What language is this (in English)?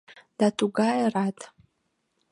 Mari